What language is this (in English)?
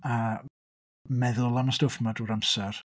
Welsh